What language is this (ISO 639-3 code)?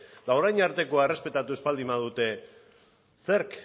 eus